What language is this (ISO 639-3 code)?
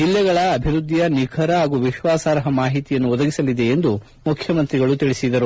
kan